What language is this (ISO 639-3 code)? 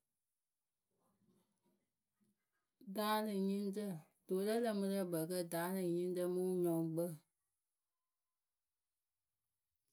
keu